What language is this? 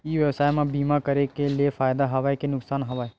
Chhattisgarhi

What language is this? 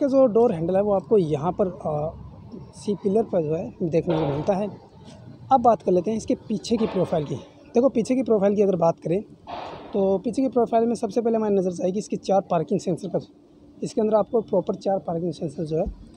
Hindi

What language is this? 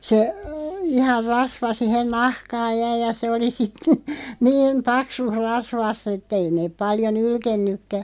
Finnish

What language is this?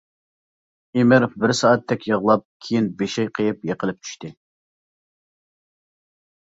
Uyghur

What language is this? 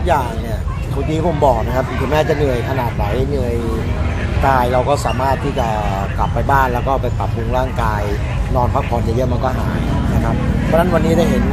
Thai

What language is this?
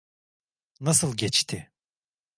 Turkish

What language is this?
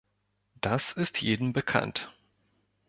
German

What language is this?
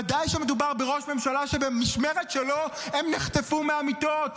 Hebrew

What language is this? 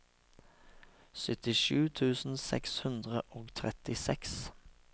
Norwegian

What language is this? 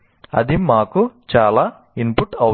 Telugu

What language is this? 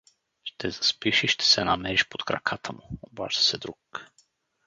Bulgarian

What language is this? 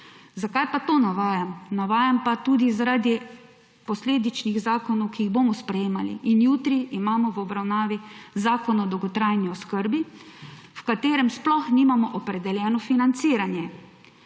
Slovenian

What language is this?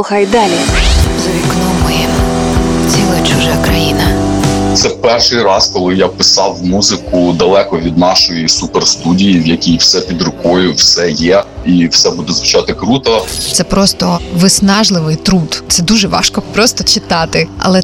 Ukrainian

